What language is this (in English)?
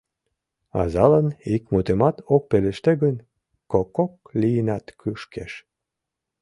Mari